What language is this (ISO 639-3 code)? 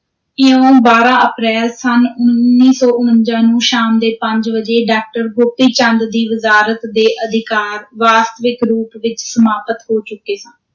pan